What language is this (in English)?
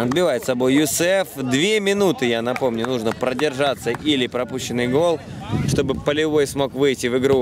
Russian